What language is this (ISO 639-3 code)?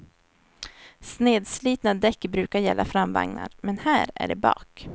swe